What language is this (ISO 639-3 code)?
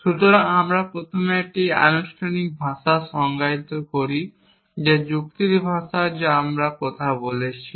ben